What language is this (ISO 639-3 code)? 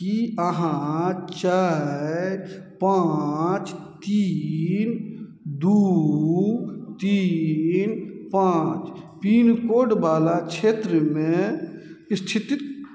mai